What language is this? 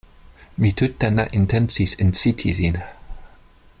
Esperanto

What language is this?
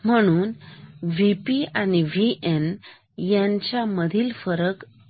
Marathi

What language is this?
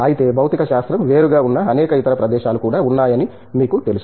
Telugu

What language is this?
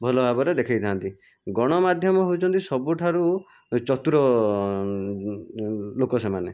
Odia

